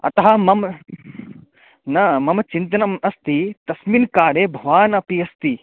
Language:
Sanskrit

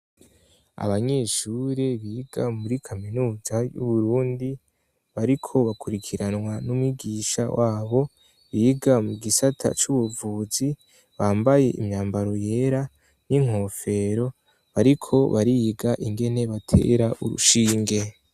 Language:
Rundi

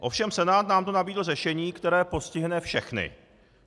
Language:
Czech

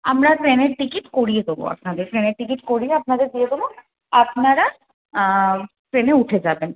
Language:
Bangla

